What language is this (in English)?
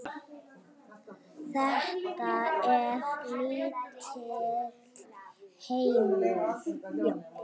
Icelandic